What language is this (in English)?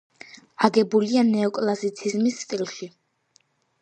Georgian